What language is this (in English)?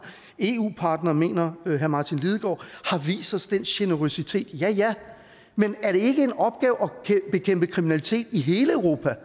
Danish